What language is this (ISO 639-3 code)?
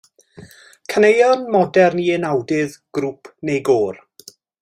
cym